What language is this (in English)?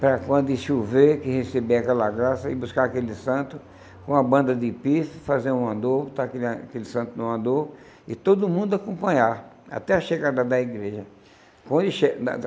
Portuguese